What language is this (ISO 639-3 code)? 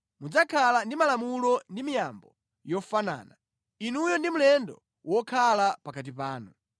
nya